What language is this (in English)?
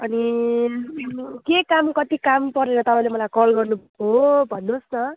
Nepali